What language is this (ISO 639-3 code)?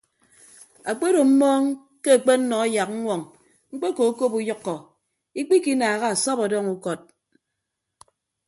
ibb